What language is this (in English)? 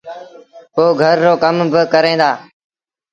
Sindhi Bhil